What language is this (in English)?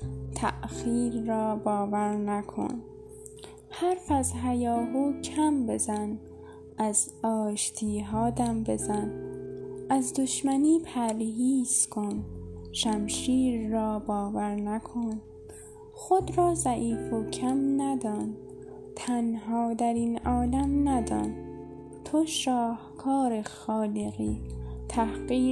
Persian